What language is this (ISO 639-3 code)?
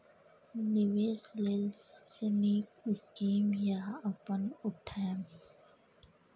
mai